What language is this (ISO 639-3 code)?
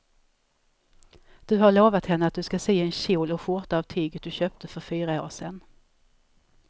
swe